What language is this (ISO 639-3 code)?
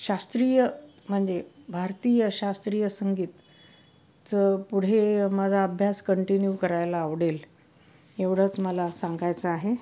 mar